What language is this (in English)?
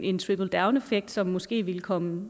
Danish